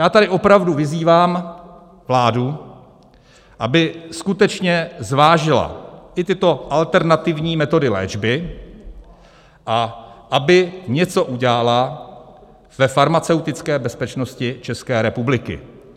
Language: Czech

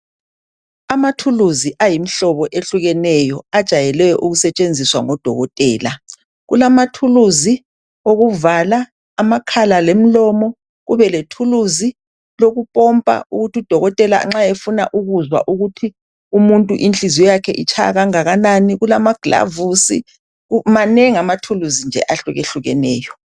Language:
North Ndebele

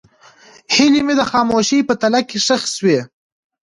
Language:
Pashto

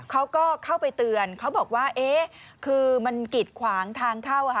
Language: Thai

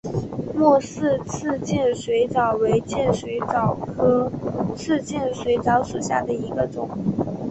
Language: Chinese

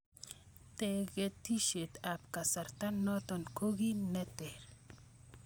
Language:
Kalenjin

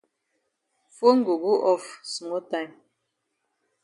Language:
Cameroon Pidgin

